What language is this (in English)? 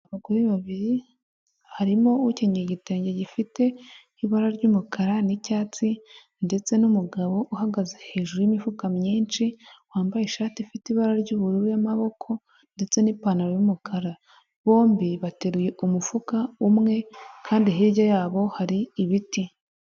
Kinyarwanda